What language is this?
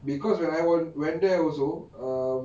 English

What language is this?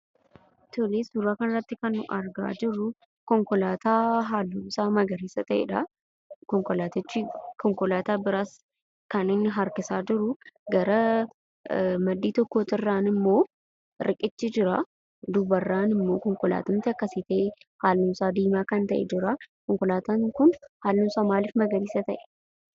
Oromo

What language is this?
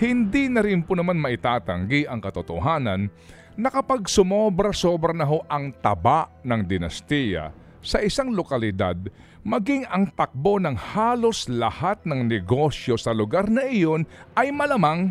Filipino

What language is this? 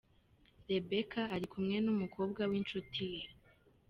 Kinyarwanda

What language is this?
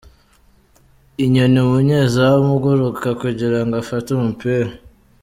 Kinyarwanda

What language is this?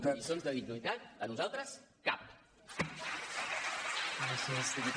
Catalan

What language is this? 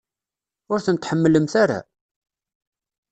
Kabyle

